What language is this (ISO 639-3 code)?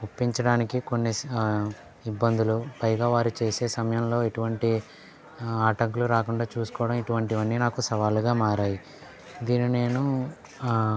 tel